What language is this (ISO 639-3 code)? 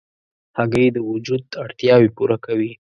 pus